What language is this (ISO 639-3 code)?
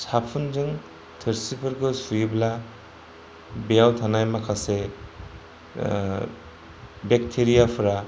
brx